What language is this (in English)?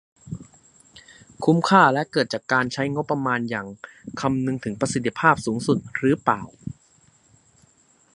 Thai